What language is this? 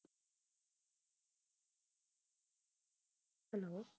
Tamil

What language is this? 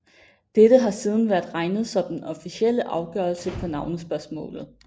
Danish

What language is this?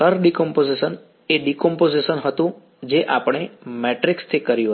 Gujarati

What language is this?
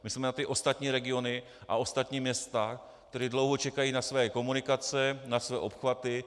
Czech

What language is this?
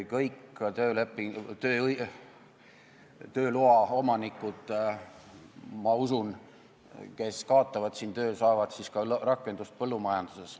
Estonian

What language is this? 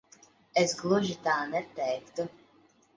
Latvian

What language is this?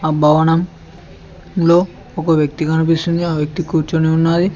Telugu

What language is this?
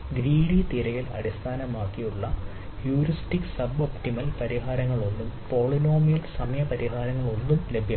Malayalam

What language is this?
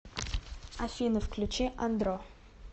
Russian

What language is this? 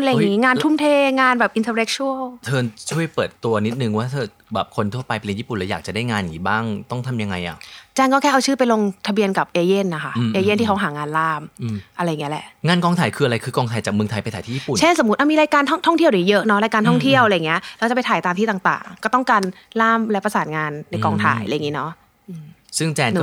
Thai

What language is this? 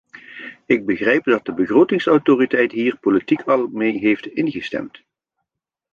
Dutch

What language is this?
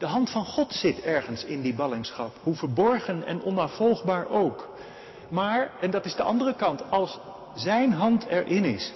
Dutch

